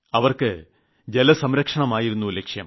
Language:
Malayalam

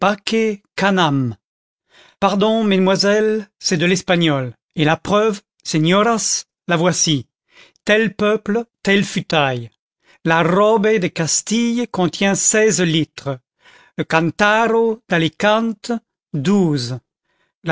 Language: French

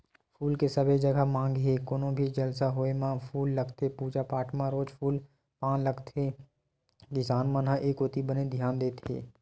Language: Chhattisgarhi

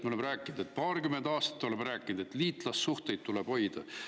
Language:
Estonian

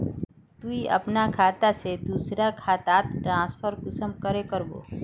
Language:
Magahi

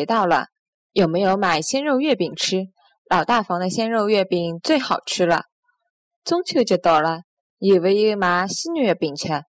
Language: Chinese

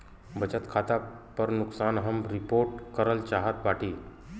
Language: Bhojpuri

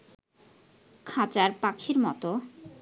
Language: Bangla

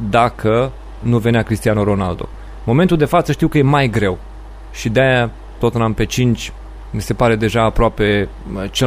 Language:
Romanian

